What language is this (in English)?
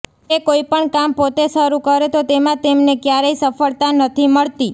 Gujarati